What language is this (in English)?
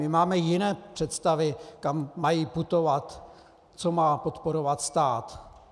Czech